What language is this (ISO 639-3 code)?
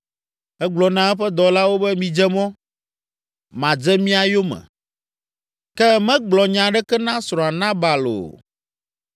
ewe